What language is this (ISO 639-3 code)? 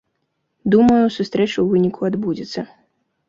bel